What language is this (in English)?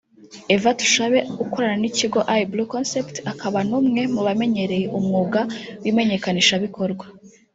Kinyarwanda